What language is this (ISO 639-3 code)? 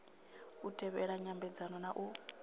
ven